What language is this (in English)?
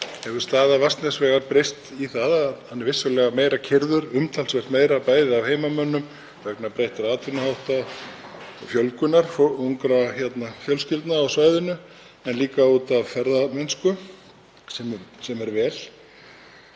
Icelandic